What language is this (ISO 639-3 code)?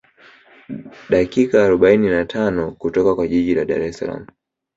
swa